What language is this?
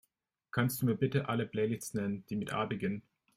German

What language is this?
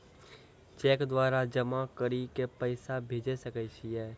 Maithili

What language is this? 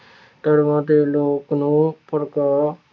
Punjabi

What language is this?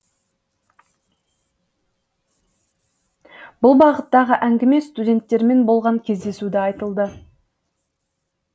Kazakh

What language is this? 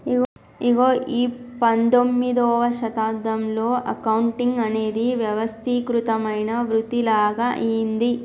Telugu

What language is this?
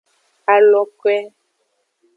Aja (Benin)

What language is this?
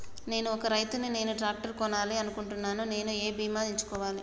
Telugu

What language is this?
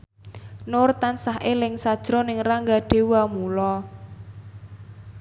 Javanese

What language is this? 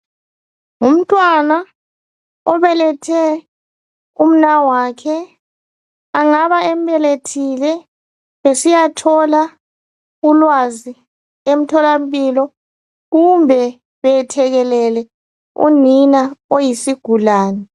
North Ndebele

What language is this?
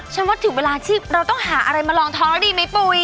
Thai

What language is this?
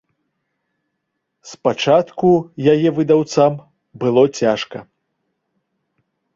Belarusian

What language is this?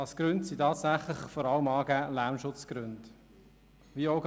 Swiss German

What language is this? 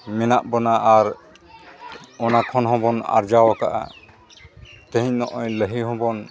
Santali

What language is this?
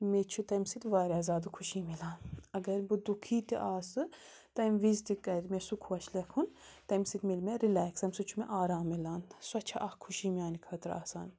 Kashmiri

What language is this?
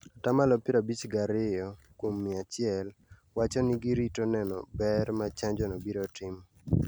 Luo (Kenya and Tanzania)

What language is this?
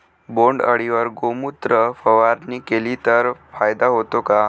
Marathi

